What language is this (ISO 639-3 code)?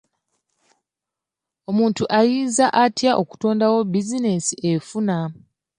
lug